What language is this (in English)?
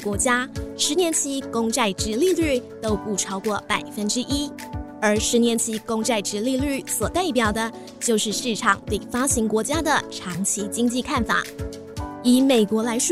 Chinese